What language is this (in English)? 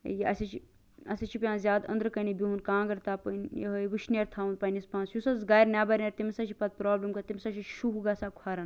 Kashmiri